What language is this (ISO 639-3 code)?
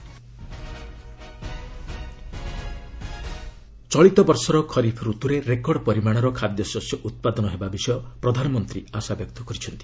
ori